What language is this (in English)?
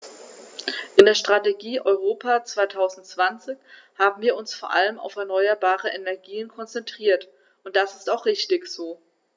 German